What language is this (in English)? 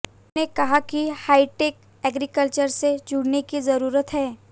Hindi